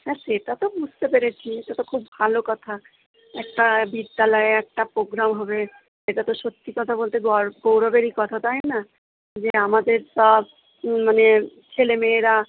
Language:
Bangla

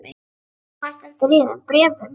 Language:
Icelandic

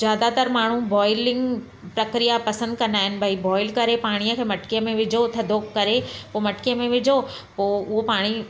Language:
Sindhi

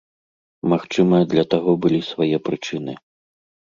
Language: Belarusian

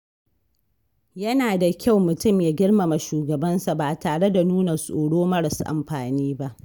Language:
Hausa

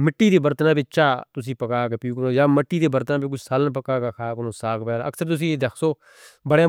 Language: Northern Hindko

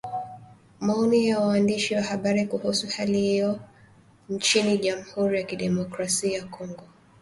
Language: Swahili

